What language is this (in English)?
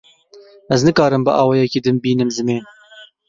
Kurdish